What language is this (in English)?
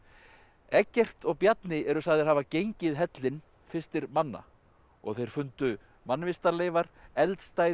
Icelandic